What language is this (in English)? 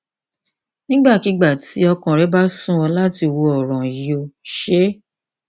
Yoruba